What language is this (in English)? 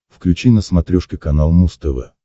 Russian